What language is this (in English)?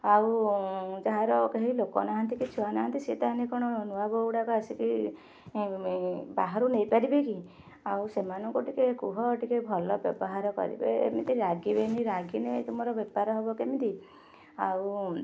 Odia